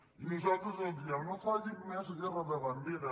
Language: Catalan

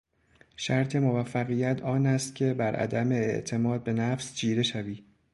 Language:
Persian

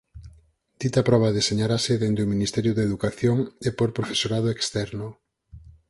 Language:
Galician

